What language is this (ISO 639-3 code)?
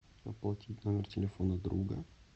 rus